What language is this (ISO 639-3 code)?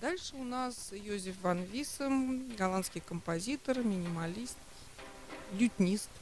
rus